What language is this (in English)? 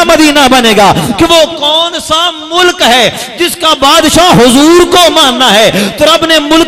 Hindi